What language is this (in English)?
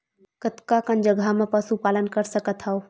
Chhattisgarhi